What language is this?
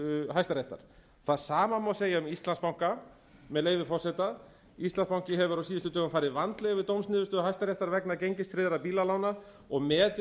Icelandic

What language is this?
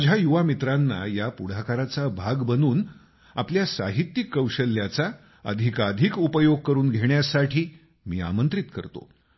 Marathi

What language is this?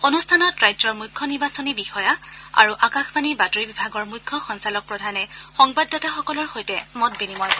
Assamese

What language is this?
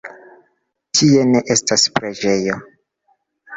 Esperanto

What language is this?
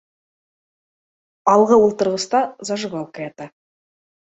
Bashkir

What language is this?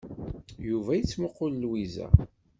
Kabyle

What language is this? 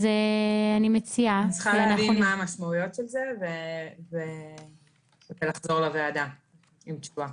Hebrew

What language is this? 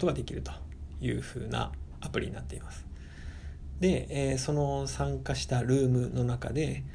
Japanese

